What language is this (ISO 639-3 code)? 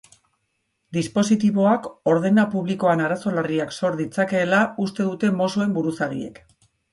eus